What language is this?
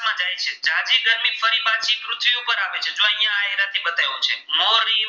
Gujarati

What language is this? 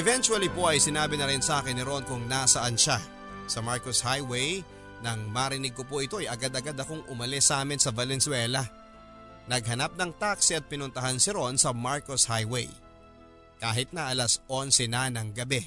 Filipino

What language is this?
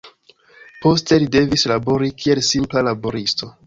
Esperanto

